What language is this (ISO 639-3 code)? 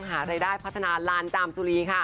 tha